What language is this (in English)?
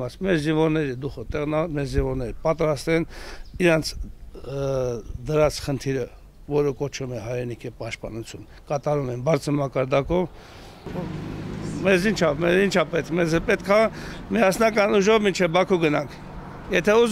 Turkish